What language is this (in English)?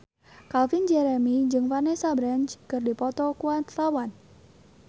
Sundanese